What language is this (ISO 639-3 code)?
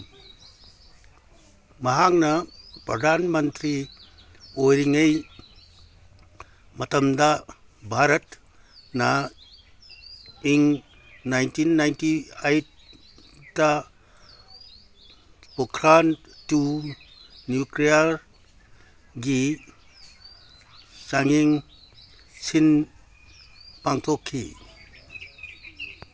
mni